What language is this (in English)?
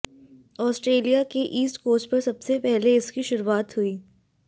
Hindi